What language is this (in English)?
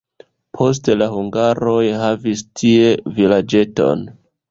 Esperanto